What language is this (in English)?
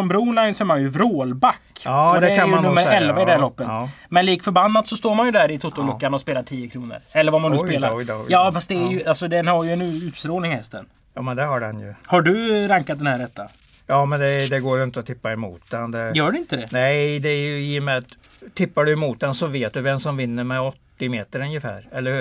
Swedish